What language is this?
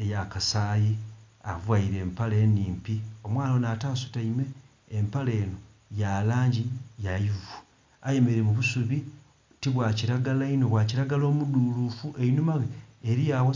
Soga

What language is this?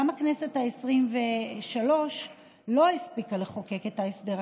Hebrew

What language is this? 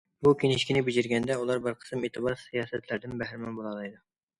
Uyghur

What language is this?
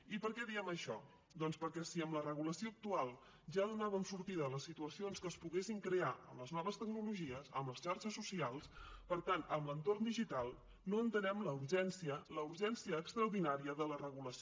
Catalan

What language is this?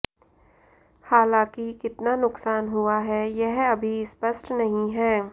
Hindi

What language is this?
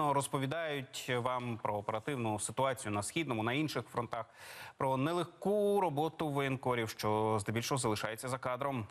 Ukrainian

